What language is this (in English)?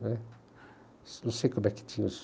Portuguese